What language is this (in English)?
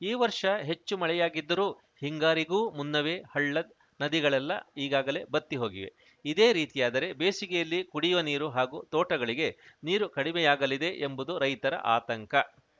Kannada